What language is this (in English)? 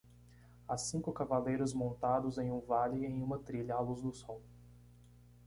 Portuguese